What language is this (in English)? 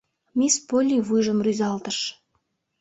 Mari